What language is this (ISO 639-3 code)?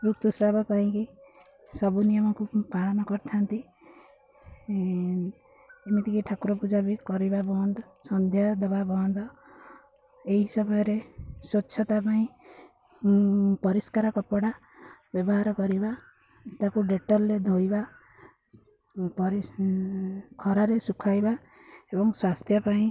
ori